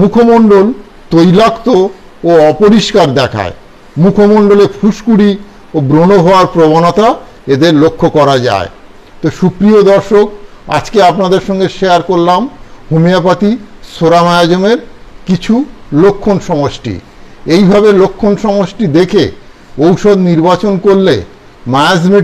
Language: Bangla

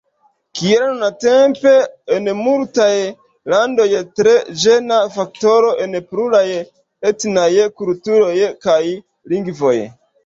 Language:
Esperanto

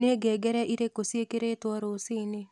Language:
Kikuyu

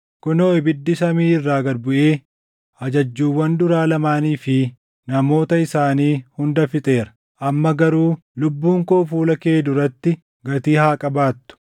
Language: Oromo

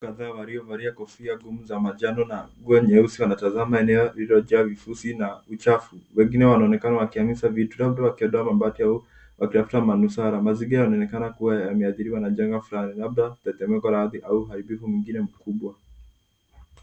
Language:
Swahili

